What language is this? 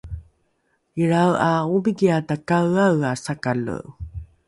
Rukai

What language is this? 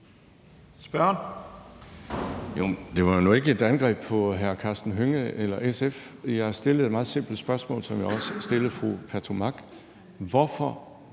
Danish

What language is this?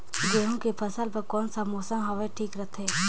Chhattisgarhi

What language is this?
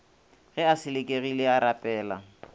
Northern Sotho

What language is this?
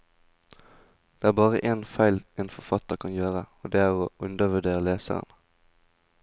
Norwegian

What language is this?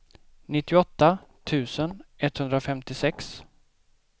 Swedish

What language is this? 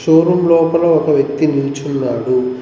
Telugu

